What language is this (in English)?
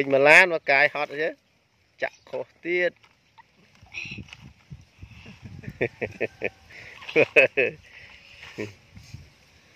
Vietnamese